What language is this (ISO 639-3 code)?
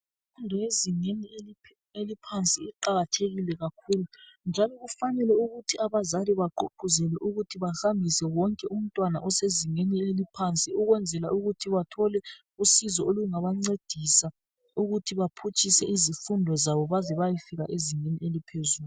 nde